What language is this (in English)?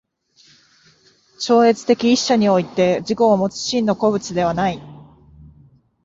Japanese